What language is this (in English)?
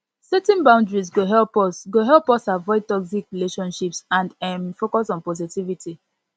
Nigerian Pidgin